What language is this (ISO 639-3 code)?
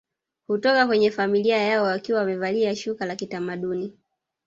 swa